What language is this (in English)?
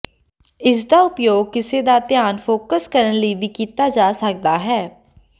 Punjabi